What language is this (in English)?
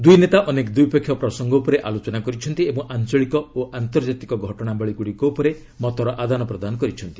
Odia